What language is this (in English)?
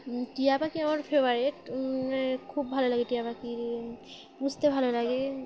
Bangla